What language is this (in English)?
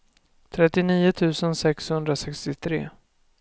Swedish